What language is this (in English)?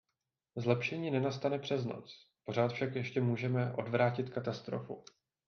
Czech